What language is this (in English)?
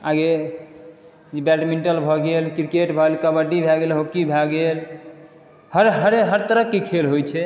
Maithili